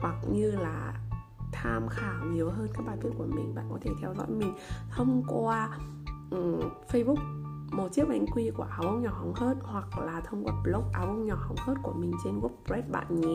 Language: Vietnamese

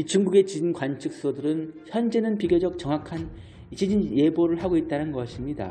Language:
Korean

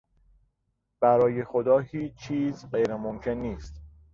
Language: Persian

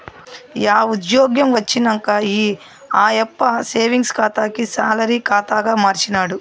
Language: Telugu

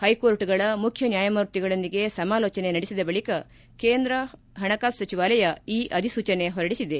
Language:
Kannada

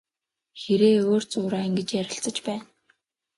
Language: Mongolian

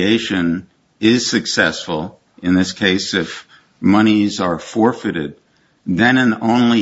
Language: English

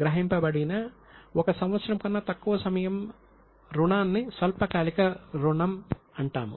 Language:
Telugu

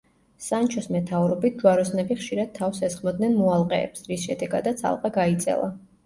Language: Georgian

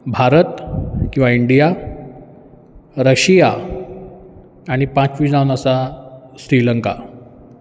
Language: Konkani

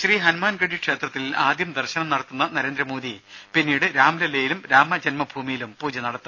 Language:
Malayalam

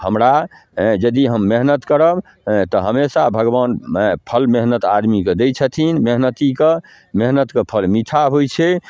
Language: Maithili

